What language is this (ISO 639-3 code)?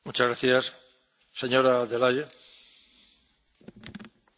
fra